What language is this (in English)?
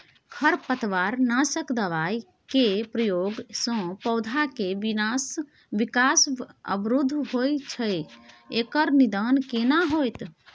Maithili